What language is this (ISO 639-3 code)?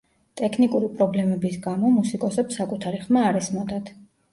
kat